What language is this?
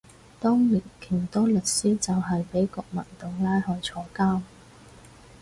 Cantonese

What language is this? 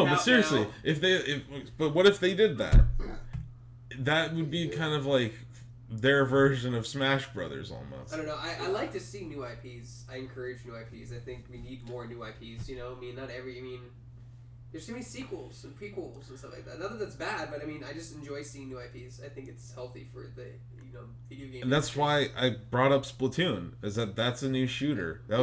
English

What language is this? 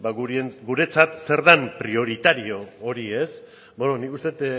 Basque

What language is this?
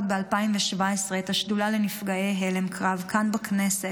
Hebrew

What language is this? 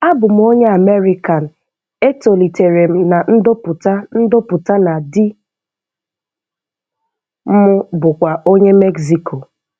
Igbo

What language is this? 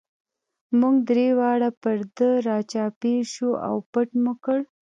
Pashto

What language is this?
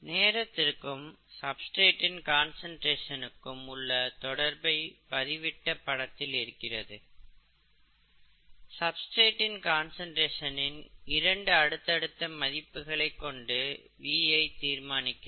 Tamil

